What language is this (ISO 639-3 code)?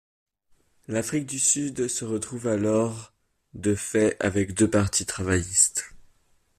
fra